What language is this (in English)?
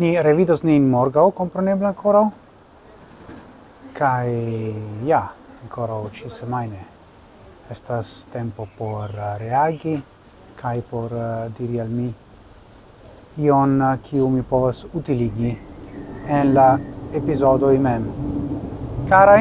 Italian